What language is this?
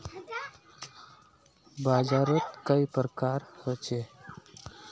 Magahi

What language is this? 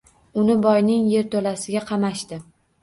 Uzbek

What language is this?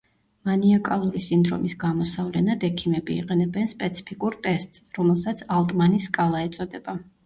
Georgian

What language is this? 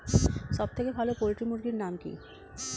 Bangla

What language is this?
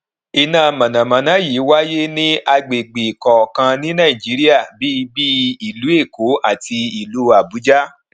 Yoruba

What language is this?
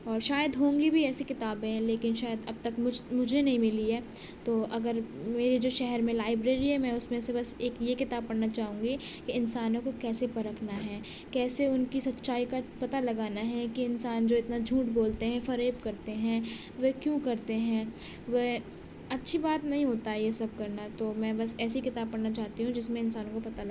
Urdu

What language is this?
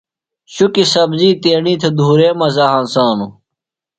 Phalura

